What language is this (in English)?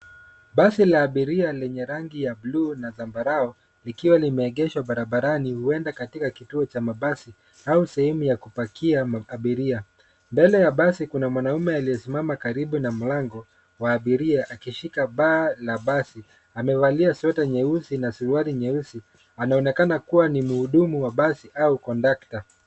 Swahili